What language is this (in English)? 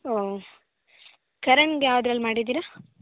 Kannada